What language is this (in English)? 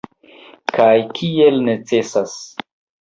Esperanto